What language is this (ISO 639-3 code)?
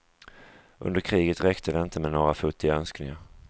swe